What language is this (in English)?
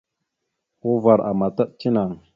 Mada (Cameroon)